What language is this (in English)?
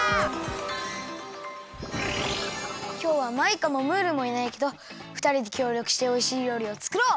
Japanese